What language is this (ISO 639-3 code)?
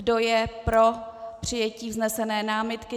ces